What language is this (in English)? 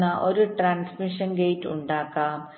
Malayalam